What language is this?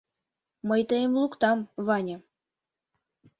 Mari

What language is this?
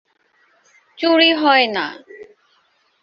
Bangla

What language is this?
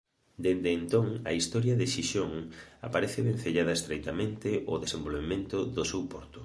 Galician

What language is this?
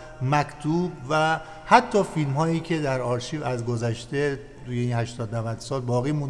Persian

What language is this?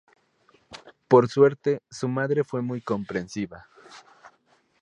Spanish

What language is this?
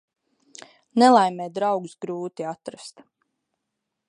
Latvian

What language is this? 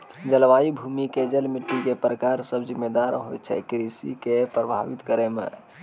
Maithili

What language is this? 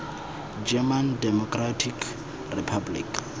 Tswana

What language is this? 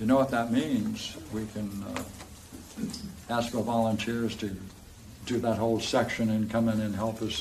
English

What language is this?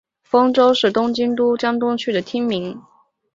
Chinese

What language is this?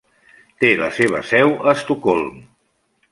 Catalan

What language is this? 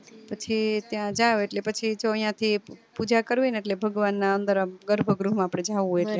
Gujarati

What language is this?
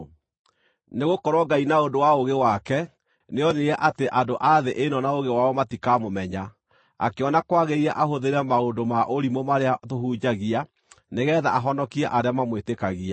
Kikuyu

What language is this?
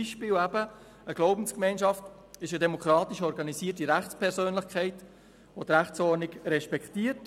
Swiss German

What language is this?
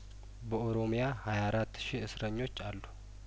Amharic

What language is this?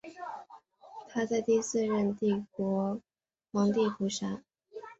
Chinese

